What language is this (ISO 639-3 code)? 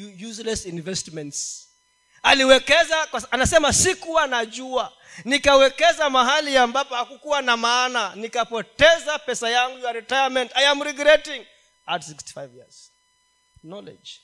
swa